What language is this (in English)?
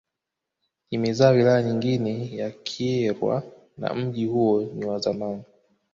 Swahili